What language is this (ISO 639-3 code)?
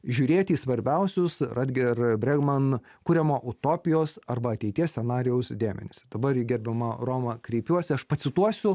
lit